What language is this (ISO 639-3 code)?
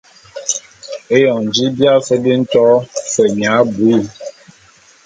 bum